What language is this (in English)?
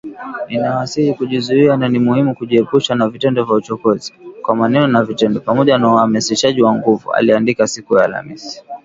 Swahili